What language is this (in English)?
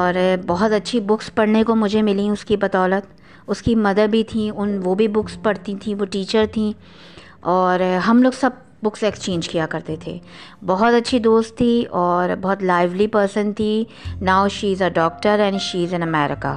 Urdu